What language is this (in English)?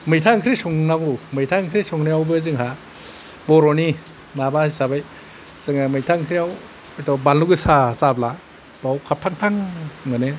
Bodo